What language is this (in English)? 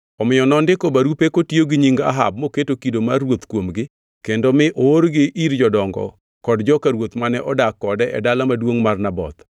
Luo (Kenya and Tanzania)